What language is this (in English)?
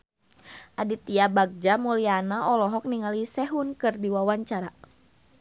Sundanese